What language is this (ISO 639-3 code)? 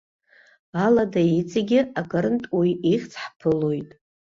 abk